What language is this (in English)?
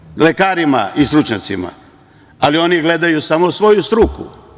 Serbian